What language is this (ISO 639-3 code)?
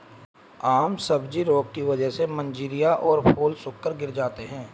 hin